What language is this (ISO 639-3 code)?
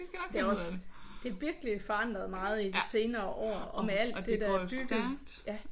dan